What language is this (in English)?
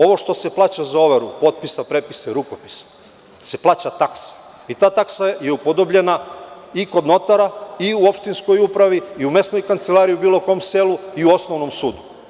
Serbian